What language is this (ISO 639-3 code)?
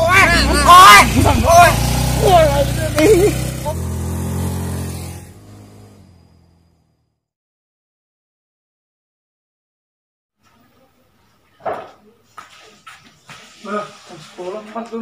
ind